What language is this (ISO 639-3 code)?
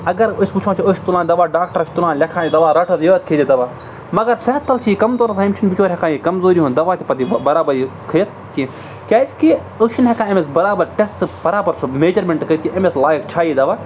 kas